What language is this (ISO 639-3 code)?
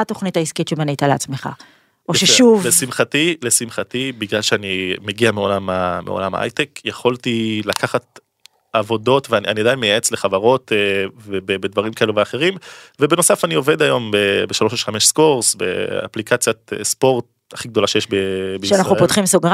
heb